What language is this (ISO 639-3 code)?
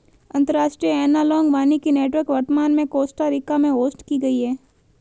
hin